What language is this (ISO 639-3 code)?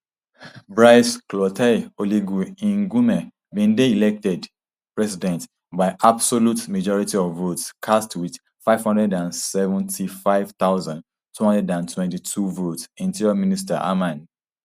pcm